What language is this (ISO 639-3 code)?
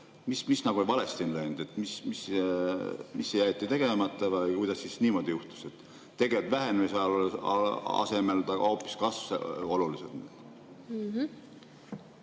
est